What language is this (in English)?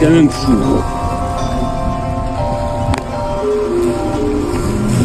French